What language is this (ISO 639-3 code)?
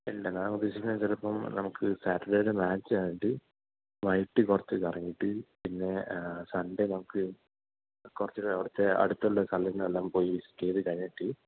mal